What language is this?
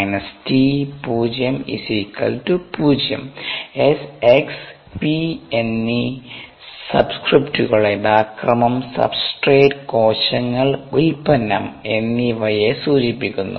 Malayalam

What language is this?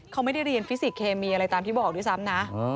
Thai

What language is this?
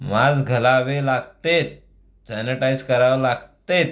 Marathi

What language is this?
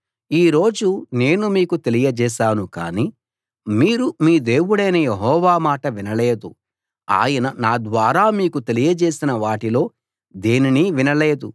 Telugu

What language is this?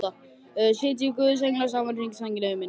Icelandic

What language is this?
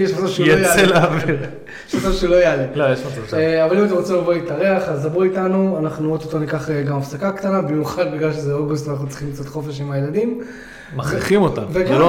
Hebrew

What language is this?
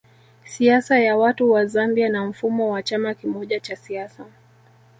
Swahili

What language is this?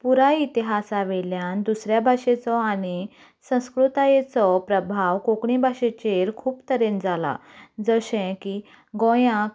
Konkani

